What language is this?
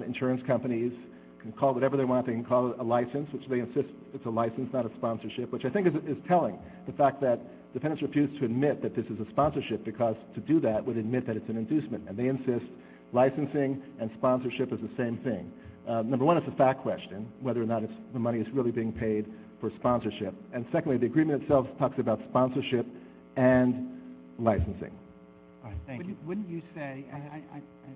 English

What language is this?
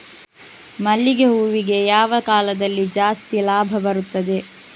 Kannada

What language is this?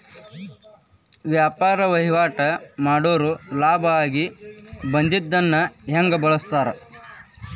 Kannada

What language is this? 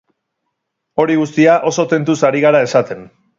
Basque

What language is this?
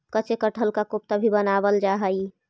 Magahi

